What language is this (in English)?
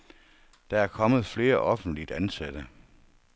Danish